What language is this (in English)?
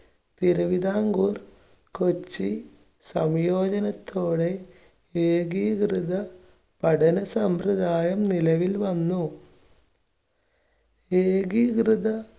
Malayalam